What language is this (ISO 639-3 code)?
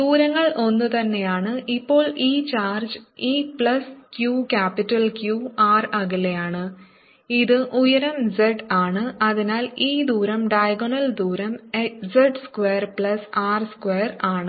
mal